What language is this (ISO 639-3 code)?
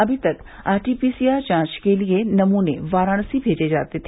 hin